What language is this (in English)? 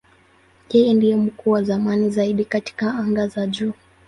Swahili